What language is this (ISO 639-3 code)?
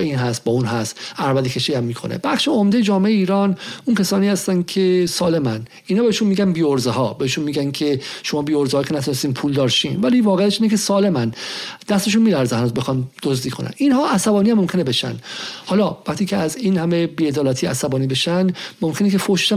fas